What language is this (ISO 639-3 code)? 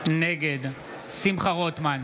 heb